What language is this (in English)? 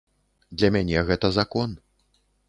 Belarusian